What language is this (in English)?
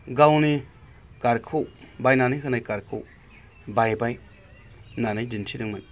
Bodo